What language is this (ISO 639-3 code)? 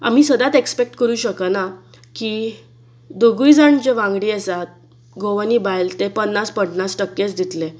kok